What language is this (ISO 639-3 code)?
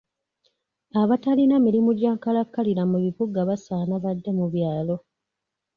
lug